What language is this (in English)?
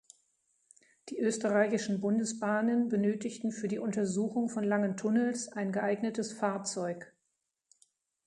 German